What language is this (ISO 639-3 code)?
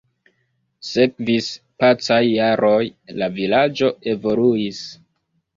epo